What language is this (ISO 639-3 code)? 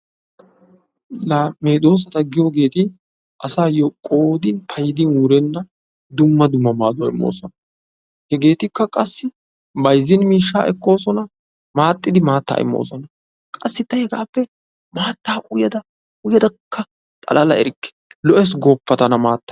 wal